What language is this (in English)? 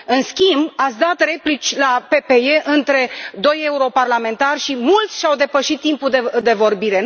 Romanian